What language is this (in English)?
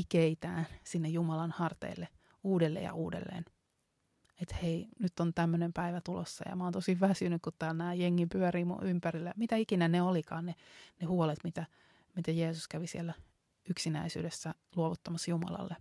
Finnish